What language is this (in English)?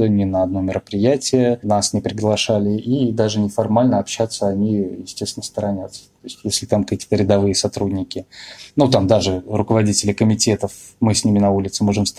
Russian